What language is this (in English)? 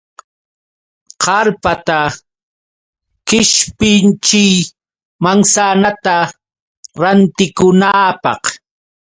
Yauyos Quechua